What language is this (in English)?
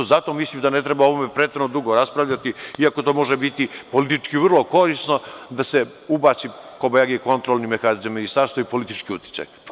Serbian